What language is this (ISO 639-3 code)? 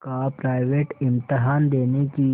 hin